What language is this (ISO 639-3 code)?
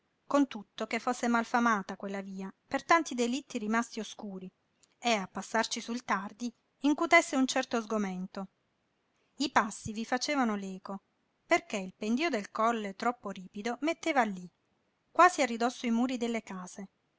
ita